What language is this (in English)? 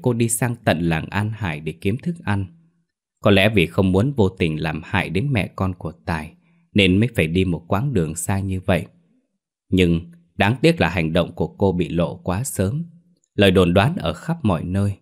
Vietnamese